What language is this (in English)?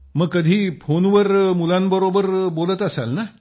Marathi